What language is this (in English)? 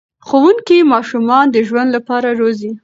Pashto